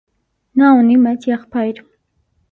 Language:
Armenian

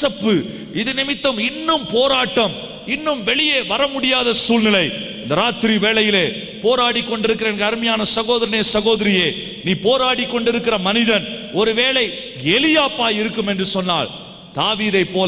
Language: Tamil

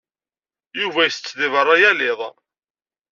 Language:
Kabyle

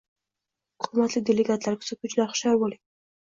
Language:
Uzbek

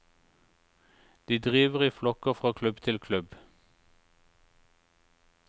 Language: Norwegian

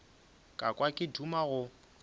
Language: Northern Sotho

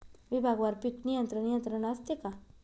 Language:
Marathi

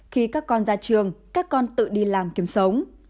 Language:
Vietnamese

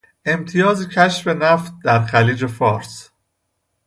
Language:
Persian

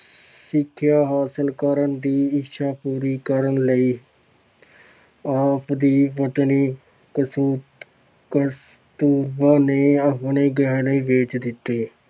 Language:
Punjabi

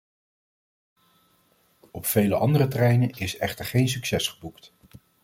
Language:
Dutch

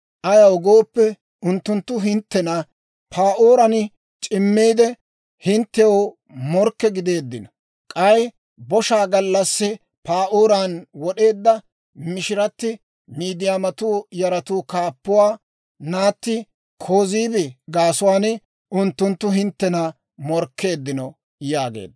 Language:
Dawro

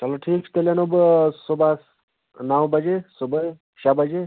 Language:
Kashmiri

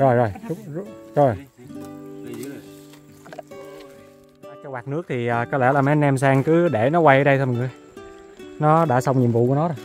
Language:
Vietnamese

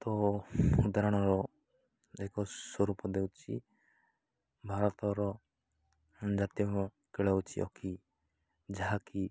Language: Odia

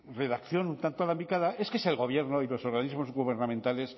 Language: Spanish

